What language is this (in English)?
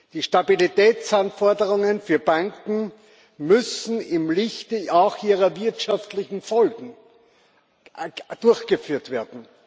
German